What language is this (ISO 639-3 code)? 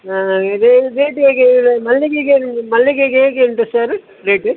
kan